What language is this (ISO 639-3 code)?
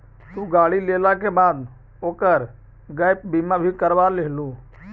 mag